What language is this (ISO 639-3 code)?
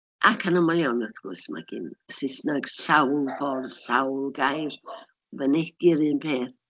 cym